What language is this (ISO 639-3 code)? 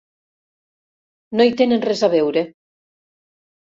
cat